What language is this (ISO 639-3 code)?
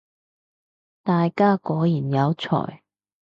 yue